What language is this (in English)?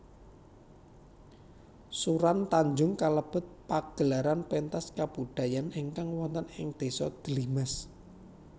Javanese